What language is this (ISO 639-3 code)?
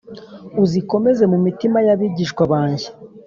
kin